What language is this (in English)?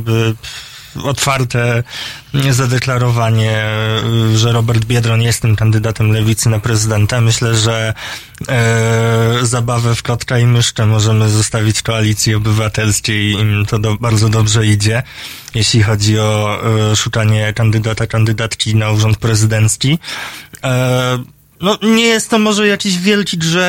Polish